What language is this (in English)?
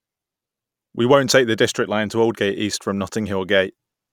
English